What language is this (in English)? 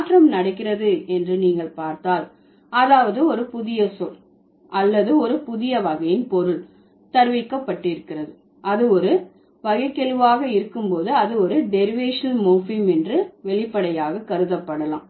Tamil